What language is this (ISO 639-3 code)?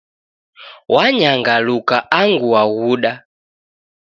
dav